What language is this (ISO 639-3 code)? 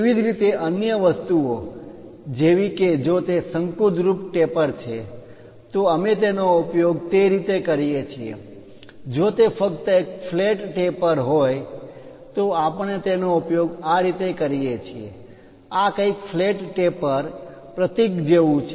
guj